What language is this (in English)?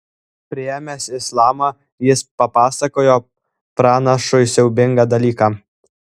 Lithuanian